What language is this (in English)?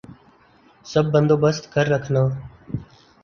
Urdu